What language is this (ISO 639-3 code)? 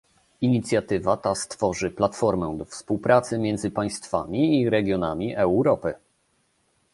pol